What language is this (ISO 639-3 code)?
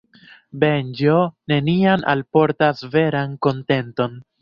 epo